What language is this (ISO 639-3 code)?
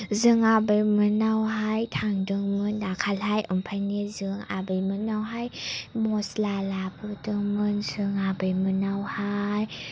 brx